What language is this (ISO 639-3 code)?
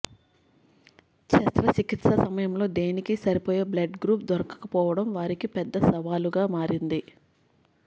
tel